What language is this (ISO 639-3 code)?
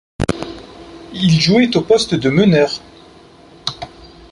fra